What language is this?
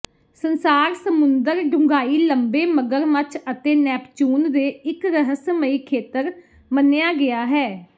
Punjabi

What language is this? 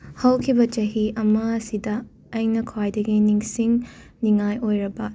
Manipuri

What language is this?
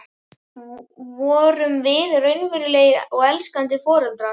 Icelandic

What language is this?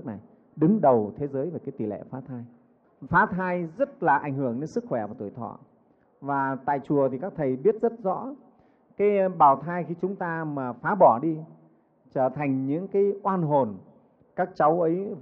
Vietnamese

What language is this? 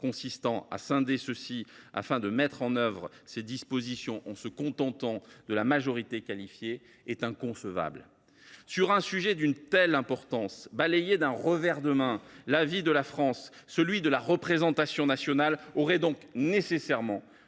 French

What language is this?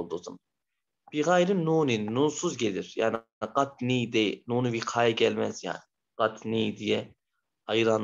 Turkish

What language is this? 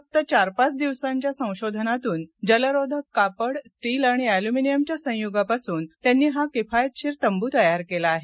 Marathi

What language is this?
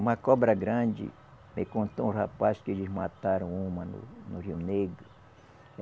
Portuguese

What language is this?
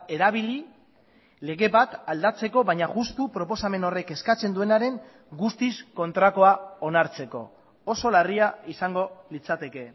Basque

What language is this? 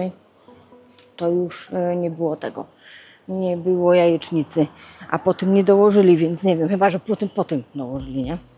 Polish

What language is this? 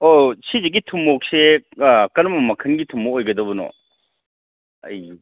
Manipuri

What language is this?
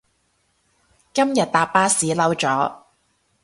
Cantonese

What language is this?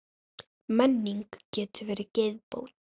Icelandic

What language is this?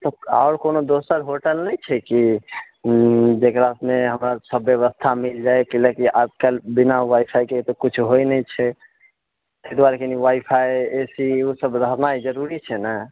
Maithili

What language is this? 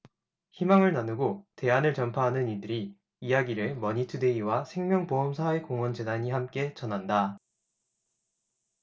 Korean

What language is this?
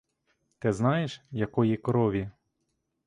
Ukrainian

